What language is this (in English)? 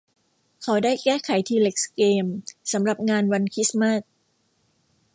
Thai